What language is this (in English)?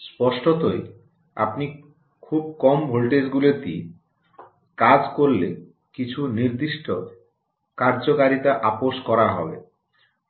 Bangla